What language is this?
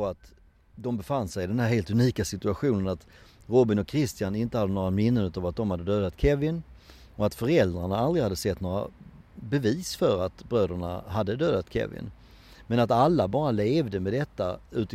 Swedish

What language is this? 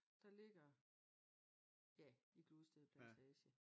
Danish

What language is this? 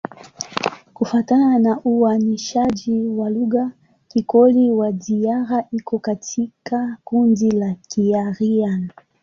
Swahili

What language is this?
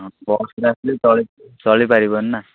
Odia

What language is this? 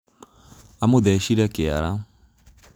Kikuyu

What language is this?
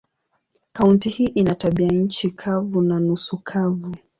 Swahili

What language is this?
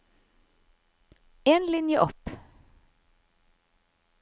Norwegian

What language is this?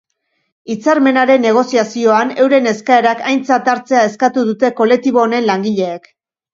Basque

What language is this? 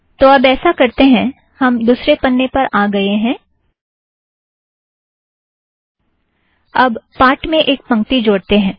Hindi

